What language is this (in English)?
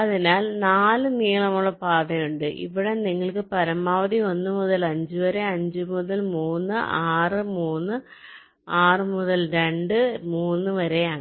Malayalam